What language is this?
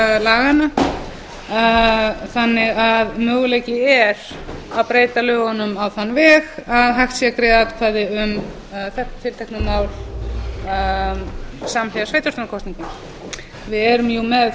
Icelandic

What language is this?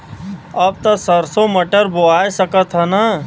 Bhojpuri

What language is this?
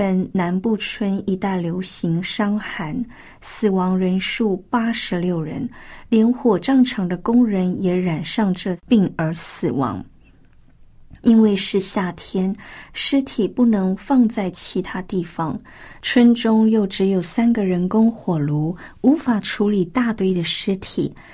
Chinese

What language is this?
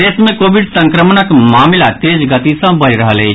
Maithili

